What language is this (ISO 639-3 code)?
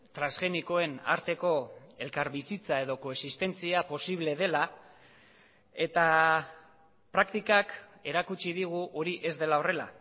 eus